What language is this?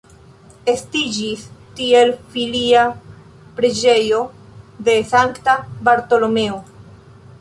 Esperanto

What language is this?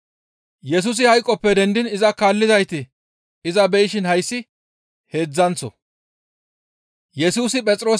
Gamo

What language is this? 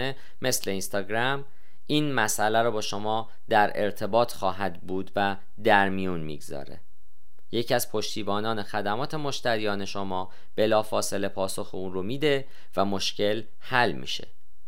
Persian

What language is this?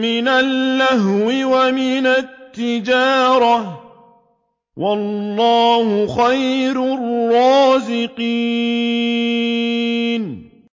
Arabic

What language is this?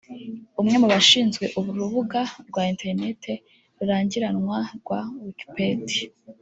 Kinyarwanda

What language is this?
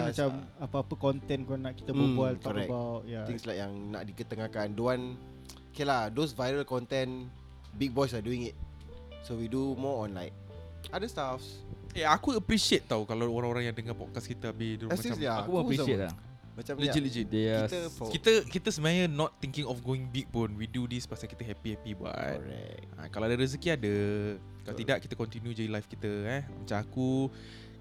Malay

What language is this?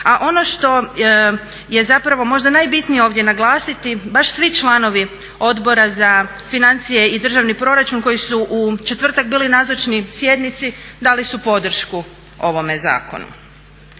Croatian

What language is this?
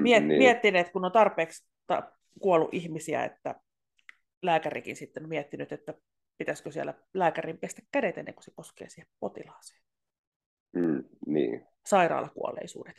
Finnish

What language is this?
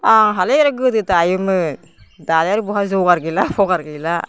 Bodo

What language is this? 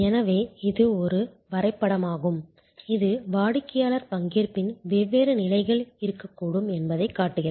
Tamil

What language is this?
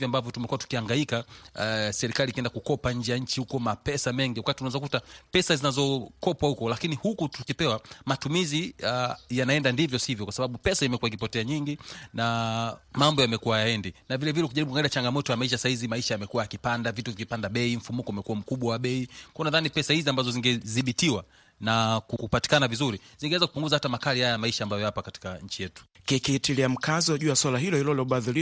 Swahili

